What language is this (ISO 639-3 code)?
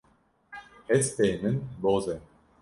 kur